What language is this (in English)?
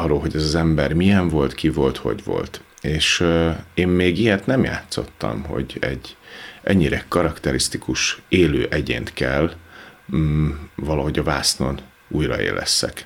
Hungarian